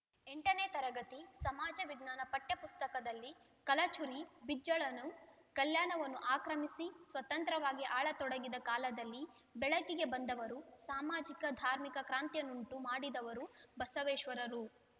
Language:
Kannada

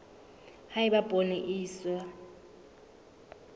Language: Southern Sotho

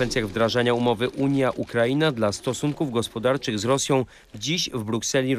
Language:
Polish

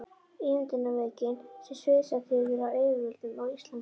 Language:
Icelandic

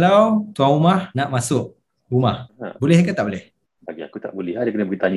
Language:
Malay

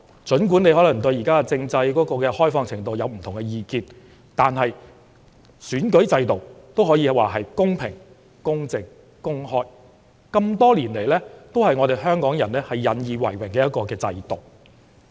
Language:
Cantonese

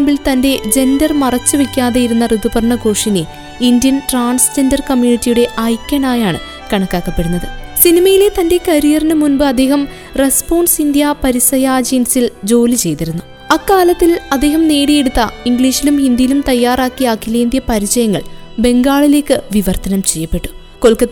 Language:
Malayalam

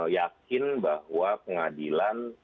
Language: Indonesian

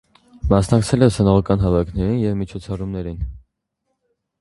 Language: Armenian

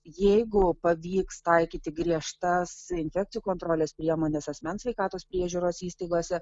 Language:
Lithuanian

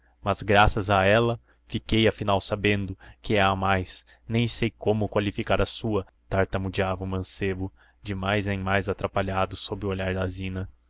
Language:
Portuguese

